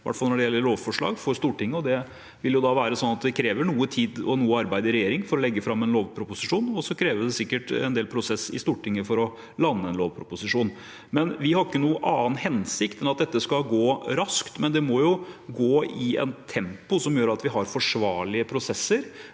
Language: Norwegian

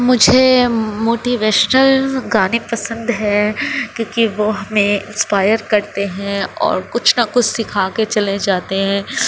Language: Urdu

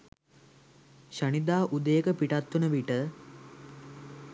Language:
Sinhala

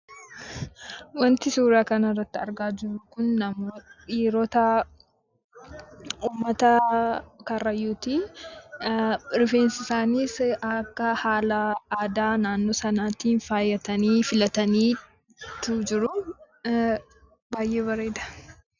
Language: Oromo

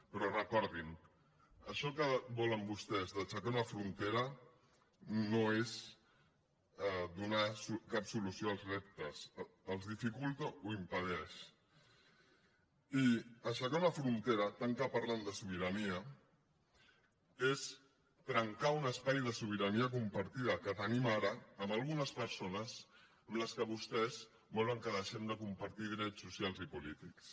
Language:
Catalan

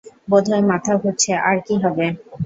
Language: Bangla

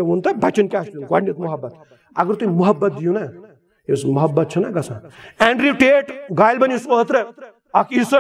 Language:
Romanian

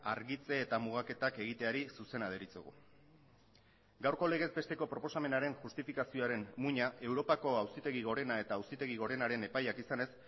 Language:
Basque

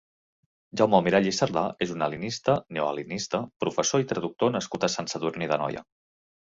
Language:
Catalan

